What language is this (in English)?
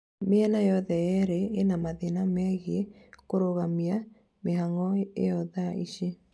Kikuyu